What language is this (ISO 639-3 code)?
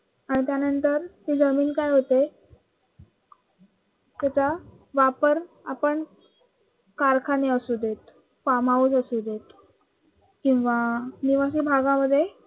mar